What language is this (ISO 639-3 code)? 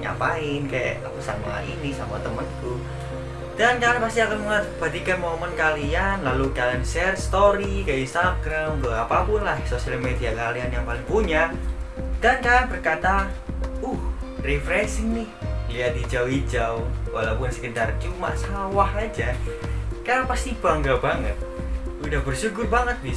ind